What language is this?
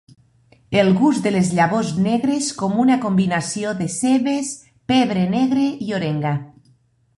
Catalan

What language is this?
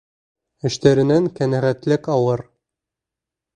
Bashkir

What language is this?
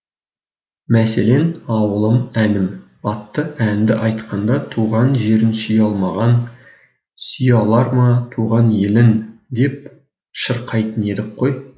Kazakh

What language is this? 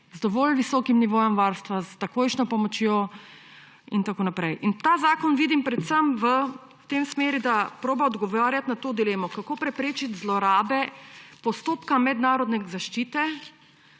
Slovenian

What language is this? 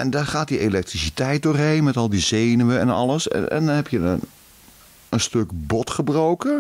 Dutch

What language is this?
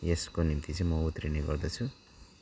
Nepali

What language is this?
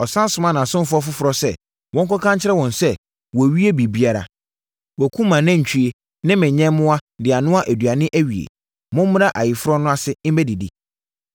Akan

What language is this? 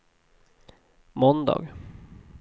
Swedish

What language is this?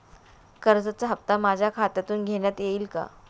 Marathi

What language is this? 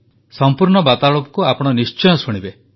Odia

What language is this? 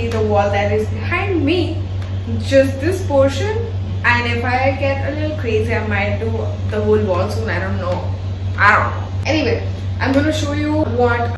English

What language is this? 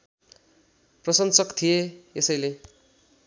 Nepali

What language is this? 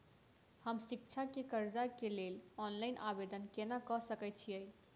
Maithili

